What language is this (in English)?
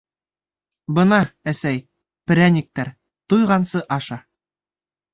Bashkir